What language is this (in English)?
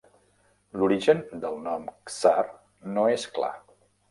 Catalan